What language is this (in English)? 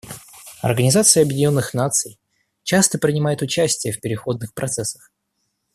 Russian